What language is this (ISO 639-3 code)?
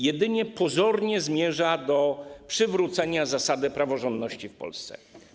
pol